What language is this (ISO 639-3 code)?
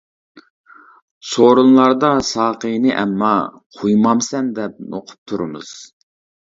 uig